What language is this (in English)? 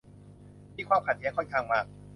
Thai